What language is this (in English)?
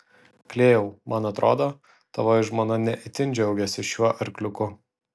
Lithuanian